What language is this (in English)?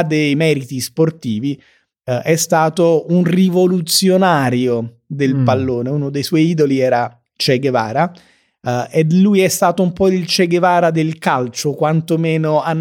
Italian